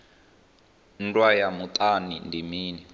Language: Venda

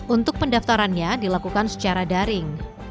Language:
Indonesian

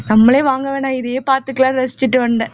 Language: Tamil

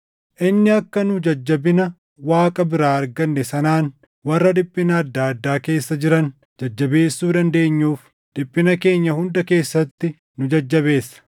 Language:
Oromo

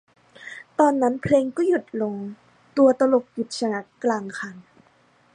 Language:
Thai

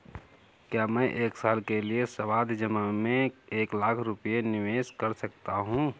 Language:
Hindi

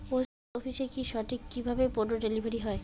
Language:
Bangla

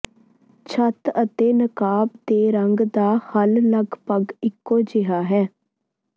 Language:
Punjabi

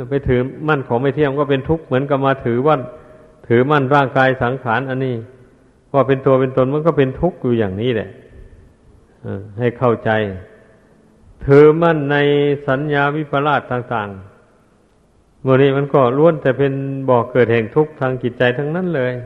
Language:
Thai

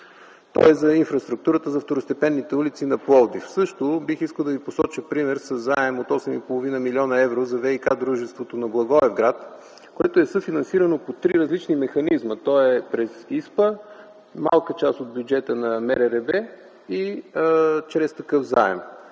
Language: Bulgarian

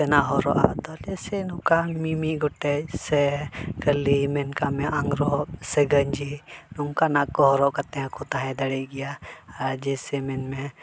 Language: Santali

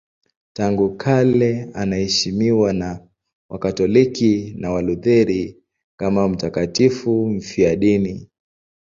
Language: Swahili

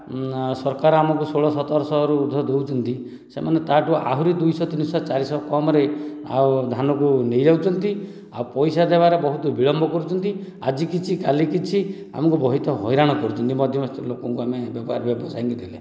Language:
Odia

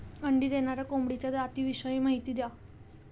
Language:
Marathi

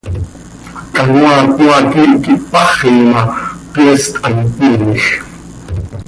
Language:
Seri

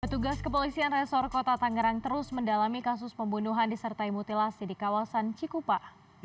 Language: Indonesian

